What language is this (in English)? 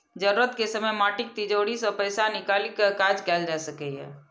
Maithili